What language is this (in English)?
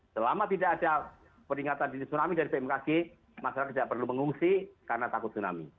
Indonesian